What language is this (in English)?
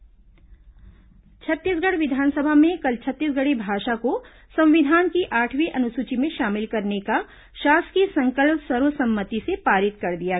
Hindi